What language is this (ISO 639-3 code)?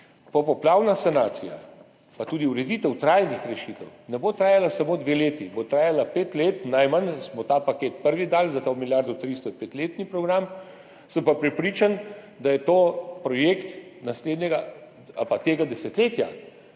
slv